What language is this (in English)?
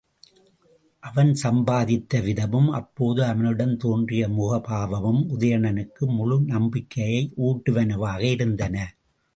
Tamil